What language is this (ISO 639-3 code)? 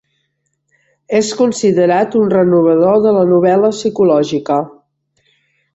cat